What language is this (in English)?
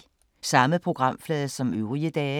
Danish